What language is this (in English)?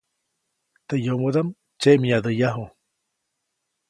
Copainalá Zoque